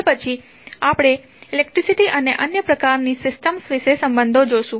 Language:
Gujarati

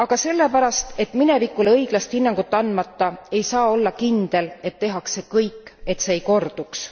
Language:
Estonian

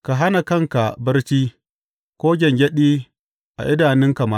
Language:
Hausa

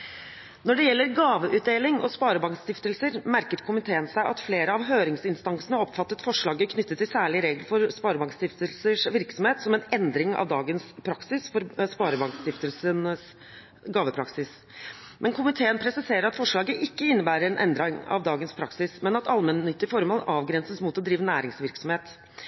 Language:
Norwegian Bokmål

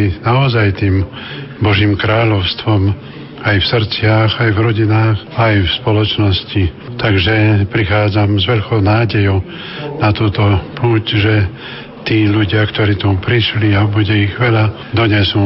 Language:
Slovak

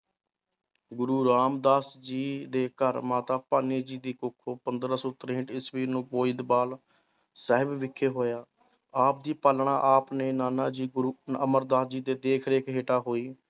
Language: Punjabi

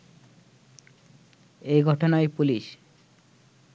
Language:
Bangla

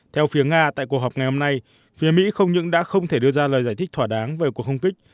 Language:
Vietnamese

